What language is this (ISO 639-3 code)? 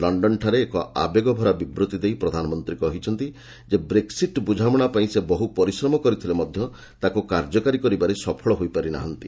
ori